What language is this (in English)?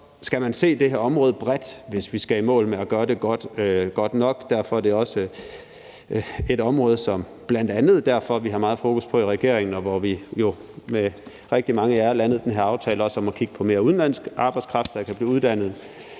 Danish